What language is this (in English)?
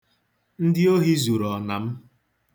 Igbo